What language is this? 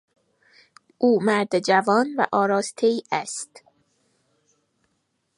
Persian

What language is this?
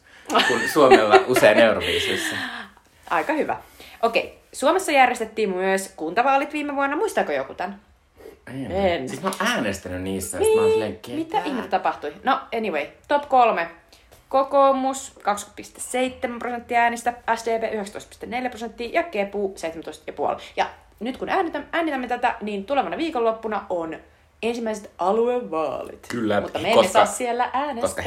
Finnish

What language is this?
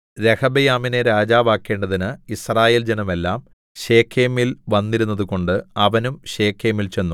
Malayalam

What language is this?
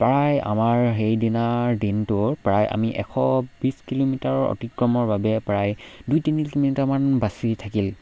Assamese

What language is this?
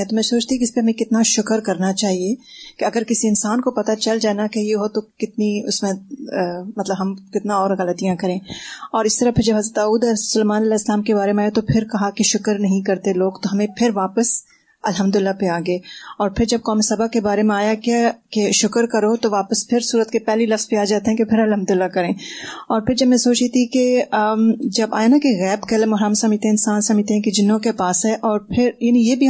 Urdu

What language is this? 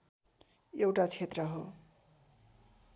Nepali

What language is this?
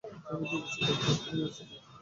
Bangla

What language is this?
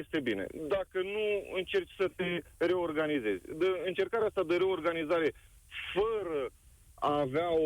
Romanian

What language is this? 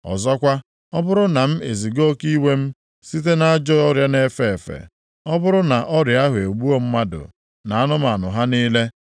Igbo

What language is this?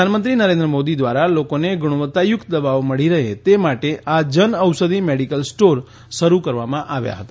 Gujarati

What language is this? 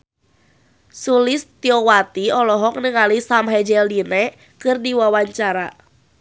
Sundanese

